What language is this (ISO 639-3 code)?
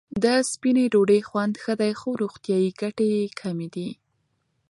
pus